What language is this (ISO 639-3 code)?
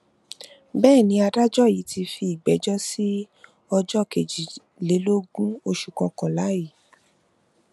yor